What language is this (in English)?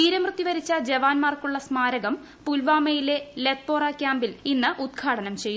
Malayalam